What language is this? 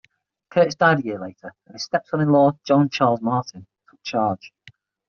English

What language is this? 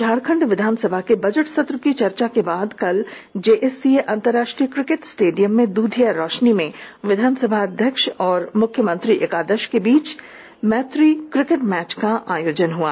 Hindi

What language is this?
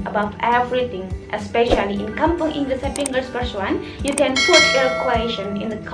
Indonesian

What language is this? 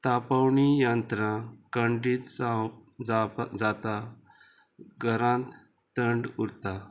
Konkani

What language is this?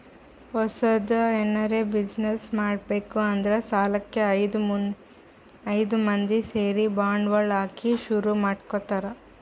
Kannada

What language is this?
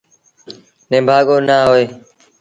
Sindhi Bhil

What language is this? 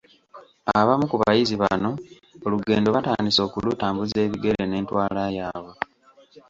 Ganda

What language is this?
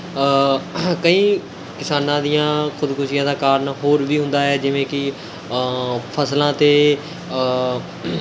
Punjabi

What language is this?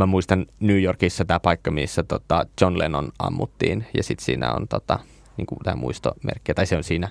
Finnish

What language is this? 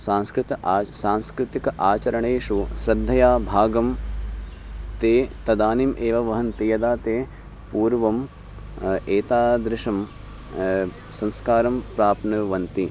Sanskrit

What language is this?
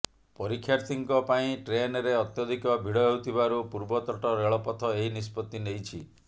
Odia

